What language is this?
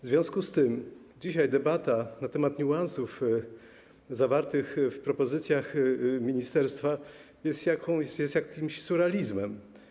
Polish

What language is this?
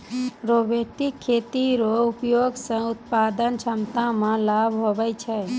Maithili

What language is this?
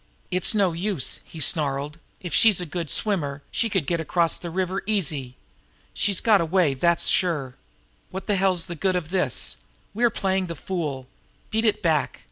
English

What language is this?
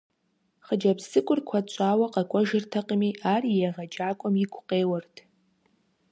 Kabardian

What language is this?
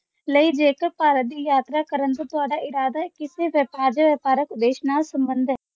Punjabi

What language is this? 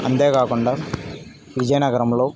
Telugu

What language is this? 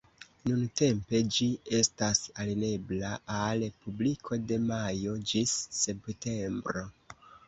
Esperanto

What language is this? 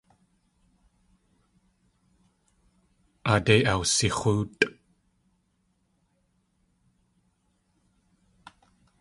Tlingit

